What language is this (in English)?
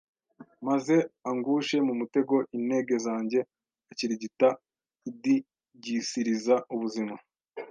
Kinyarwanda